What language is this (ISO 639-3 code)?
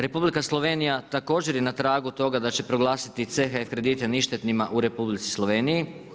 hrv